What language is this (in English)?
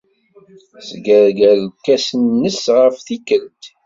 Kabyle